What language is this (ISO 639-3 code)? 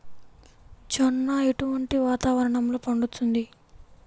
tel